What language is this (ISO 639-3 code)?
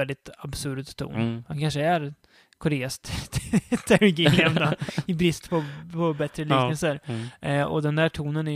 swe